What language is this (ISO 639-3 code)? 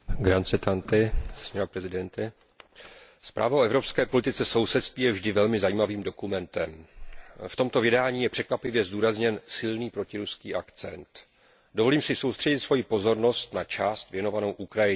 ces